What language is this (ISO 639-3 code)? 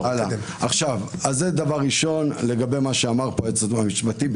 heb